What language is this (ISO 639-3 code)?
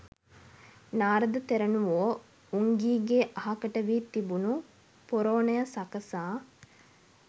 sin